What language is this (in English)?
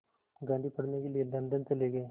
Hindi